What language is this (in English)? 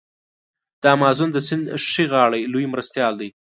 Pashto